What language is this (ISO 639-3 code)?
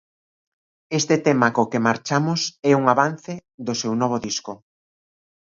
glg